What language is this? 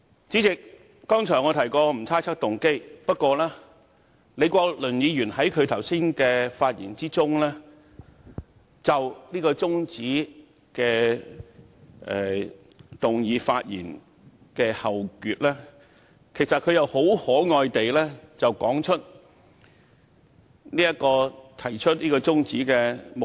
Cantonese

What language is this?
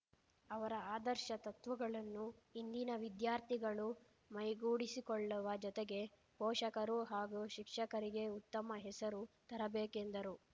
Kannada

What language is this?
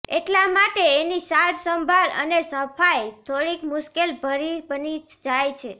Gujarati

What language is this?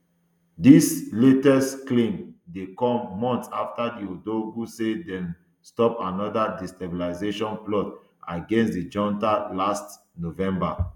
Nigerian Pidgin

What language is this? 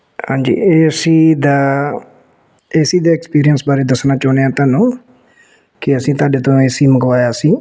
Punjabi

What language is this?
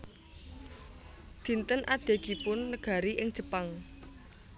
Javanese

